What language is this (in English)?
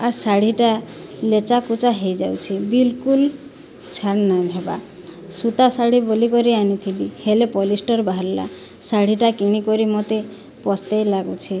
Odia